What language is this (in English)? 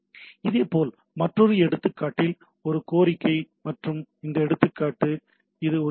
Tamil